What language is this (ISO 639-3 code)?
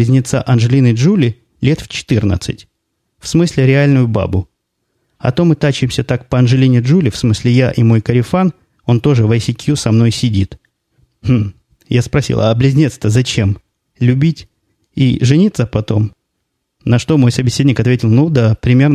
rus